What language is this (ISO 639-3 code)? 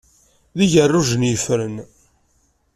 kab